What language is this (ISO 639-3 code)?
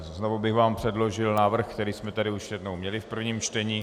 ces